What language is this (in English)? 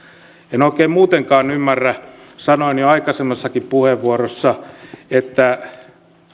Finnish